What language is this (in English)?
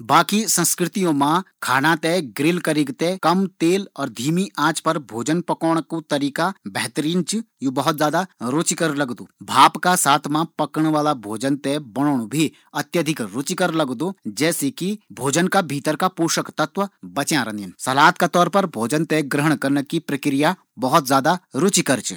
Garhwali